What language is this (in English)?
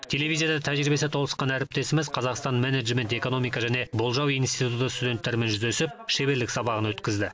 Kazakh